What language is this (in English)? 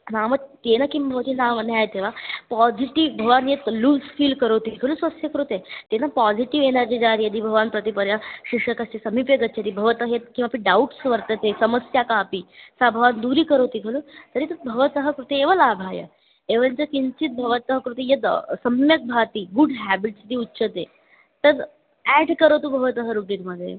Sanskrit